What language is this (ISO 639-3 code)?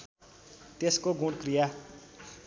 nep